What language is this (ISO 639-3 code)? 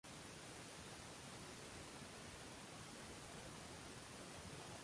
uzb